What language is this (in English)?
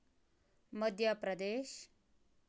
Kashmiri